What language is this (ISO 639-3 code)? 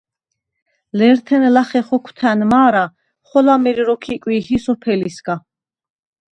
sva